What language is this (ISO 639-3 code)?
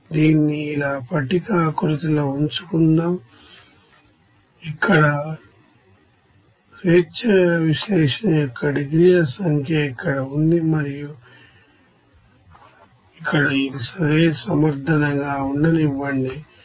tel